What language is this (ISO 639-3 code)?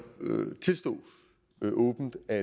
dan